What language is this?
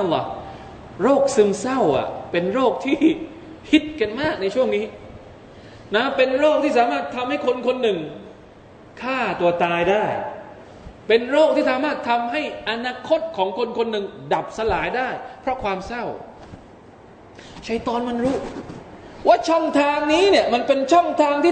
Thai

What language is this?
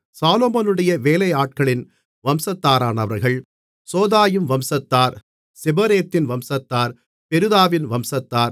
Tamil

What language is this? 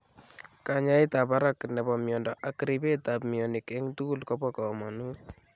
Kalenjin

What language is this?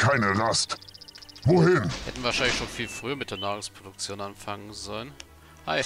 German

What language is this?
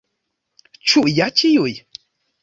Esperanto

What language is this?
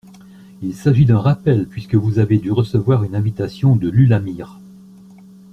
French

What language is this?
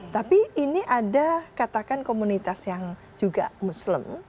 Indonesian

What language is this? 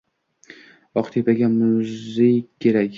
Uzbek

